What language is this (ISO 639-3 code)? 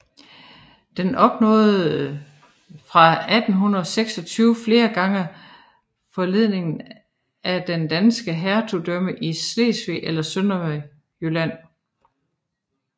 dan